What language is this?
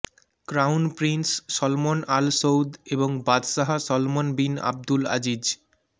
Bangla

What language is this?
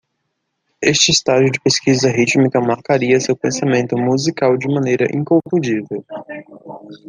Portuguese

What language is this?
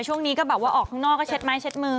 Thai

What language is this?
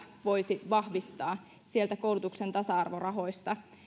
Finnish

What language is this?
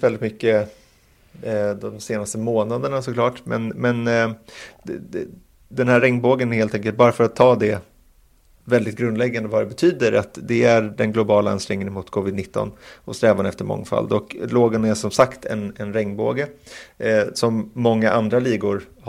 Swedish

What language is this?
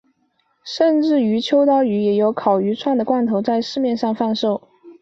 Chinese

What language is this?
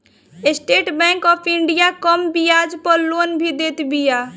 Bhojpuri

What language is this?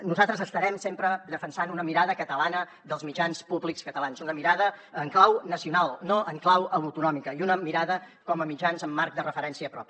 Catalan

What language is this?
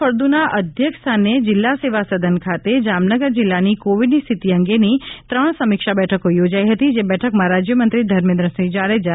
Gujarati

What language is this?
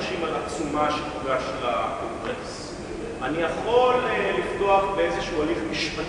Hebrew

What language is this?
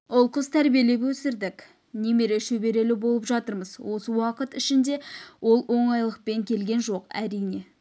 Kazakh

